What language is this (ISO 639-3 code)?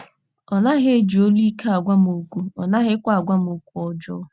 ibo